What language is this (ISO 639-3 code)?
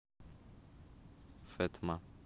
rus